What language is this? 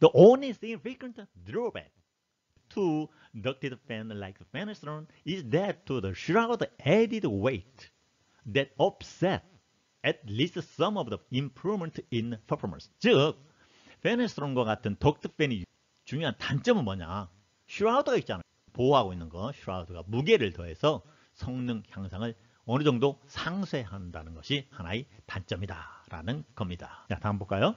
Korean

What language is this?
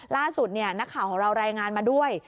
Thai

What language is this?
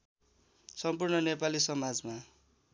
Nepali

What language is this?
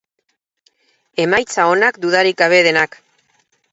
Basque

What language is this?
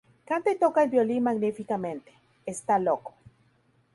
Spanish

